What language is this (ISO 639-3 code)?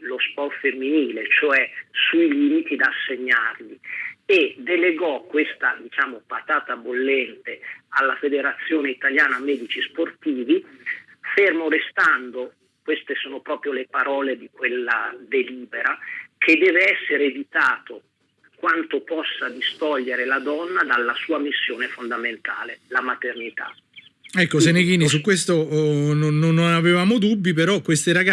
ita